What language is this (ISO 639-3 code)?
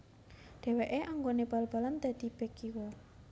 jav